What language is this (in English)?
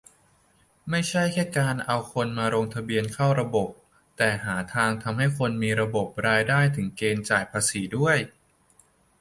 Thai